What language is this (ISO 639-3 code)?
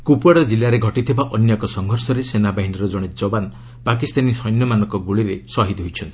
ori